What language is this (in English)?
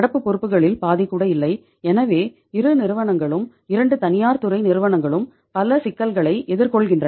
Tamil